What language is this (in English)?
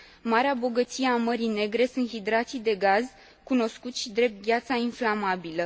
Romanian